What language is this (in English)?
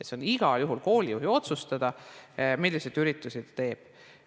Estonian